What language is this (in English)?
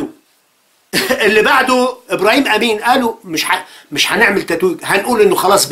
Arabic